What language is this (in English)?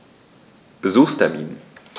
German